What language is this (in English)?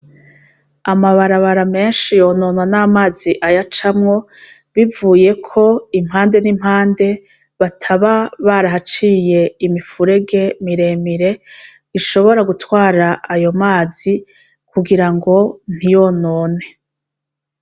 Rundi